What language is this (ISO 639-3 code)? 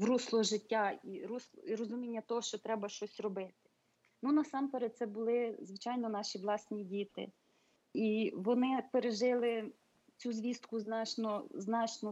ukr